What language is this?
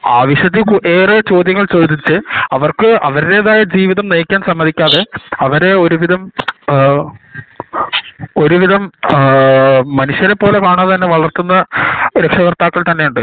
Malayalam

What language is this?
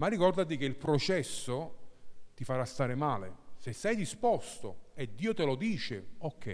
Italian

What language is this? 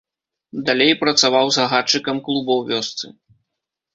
Belarusian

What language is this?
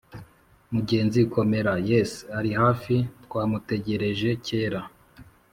Kinyarwanda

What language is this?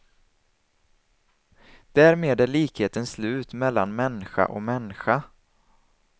Swedish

